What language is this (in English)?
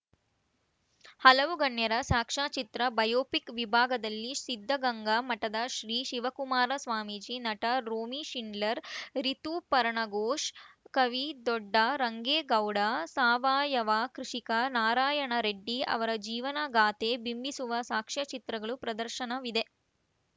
Kannada